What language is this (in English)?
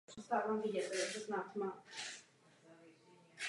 Czech